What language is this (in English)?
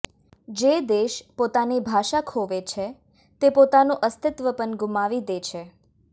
Gujarati